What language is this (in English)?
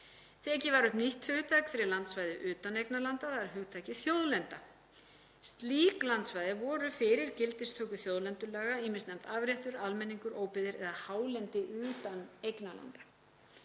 Icelandic